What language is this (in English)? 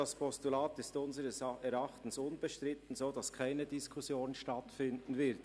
Swiss German